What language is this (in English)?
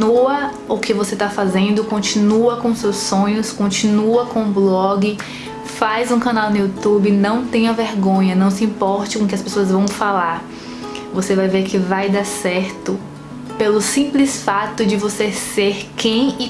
Portuguese